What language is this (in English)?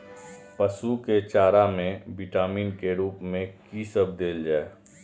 Maithili